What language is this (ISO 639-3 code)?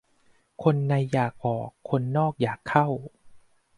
tha